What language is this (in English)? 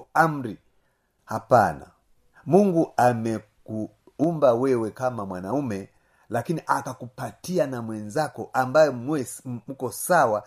Swahili